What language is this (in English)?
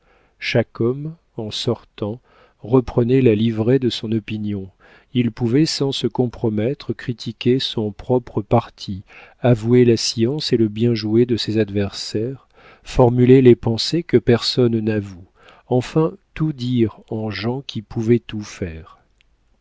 French